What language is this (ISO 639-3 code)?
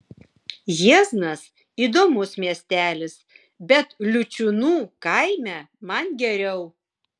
lit